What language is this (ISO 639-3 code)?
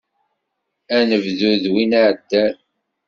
kab